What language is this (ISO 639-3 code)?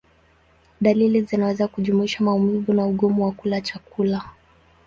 swa